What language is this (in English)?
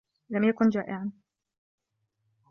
Arabic